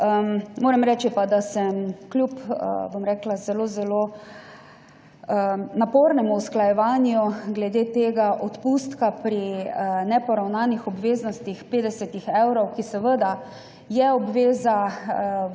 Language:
Slovenian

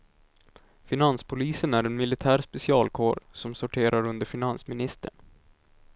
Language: Swedish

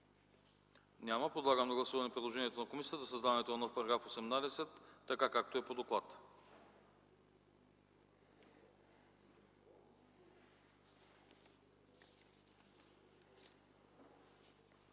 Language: Bulgarian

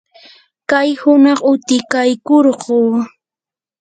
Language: Yanahuanca Pasco Quechua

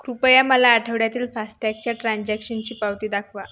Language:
Marathi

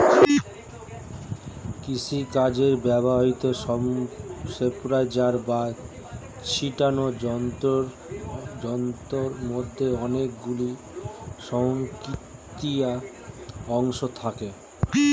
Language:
Bangla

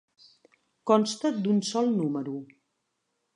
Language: Catalan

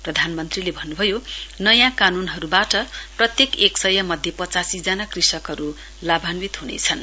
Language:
Nepali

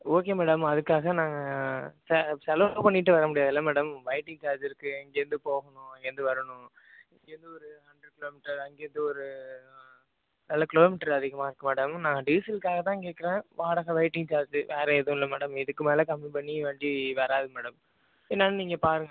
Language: Tamil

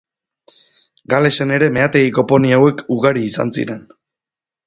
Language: Basque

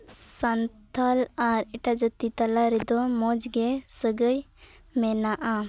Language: Santali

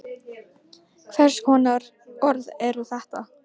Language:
Icelandic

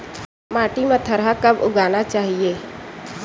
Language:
Chhattisgarhi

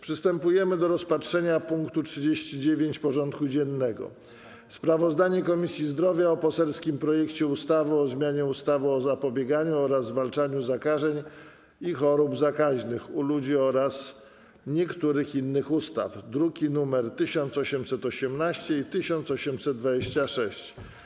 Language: Polish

